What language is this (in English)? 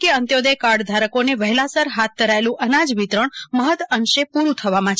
Gujarati